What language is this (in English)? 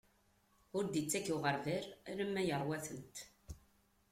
Kabyle